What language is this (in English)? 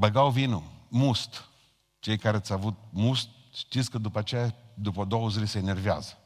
Romanian